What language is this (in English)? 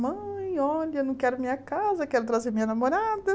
Portuguese